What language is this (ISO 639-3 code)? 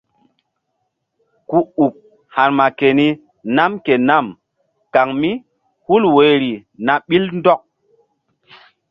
mdd